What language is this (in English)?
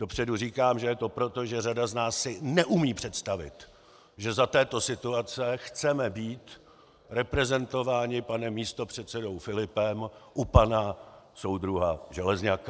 Czech